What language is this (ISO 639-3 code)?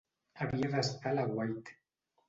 cat